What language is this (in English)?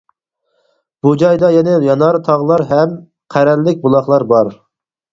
Uyghur